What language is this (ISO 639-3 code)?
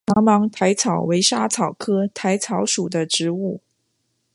zho